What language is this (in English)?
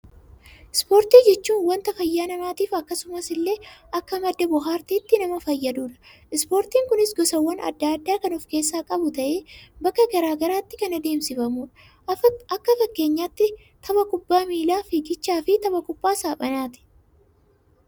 Oromo